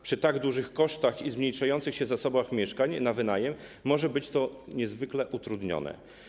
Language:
Polish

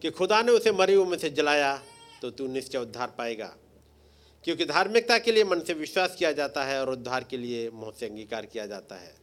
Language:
Hindi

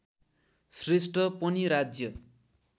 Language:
Nepali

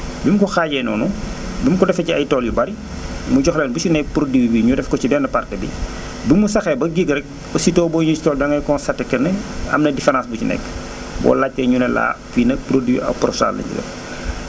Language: Wolof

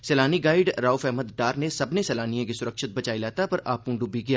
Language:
Dogri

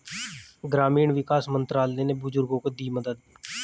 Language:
Hindi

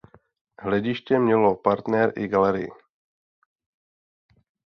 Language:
Czech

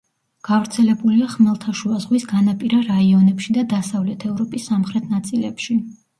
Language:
Georgian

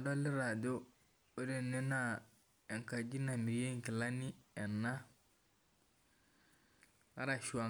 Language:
Masai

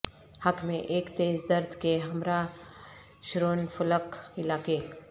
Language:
Urdu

